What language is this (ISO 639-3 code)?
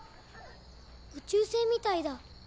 jpn